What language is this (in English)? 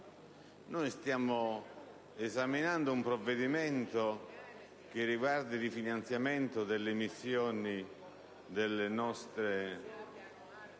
Italian